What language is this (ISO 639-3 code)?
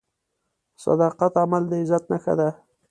pus